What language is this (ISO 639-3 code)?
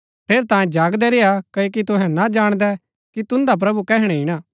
gbk